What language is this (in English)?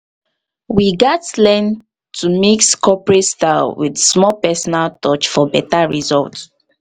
Nigerian Pidgin